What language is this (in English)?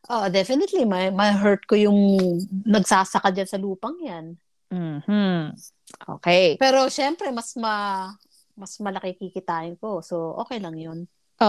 Filipino